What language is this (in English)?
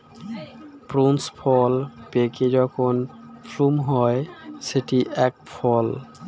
Bangla